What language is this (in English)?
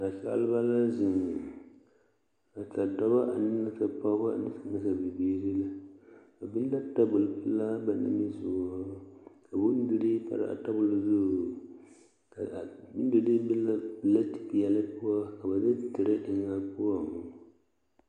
Southern Dagaare